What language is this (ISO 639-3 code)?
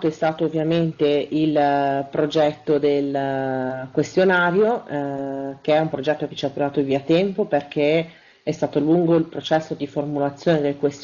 ita